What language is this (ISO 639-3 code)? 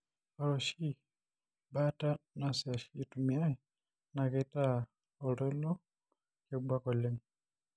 mas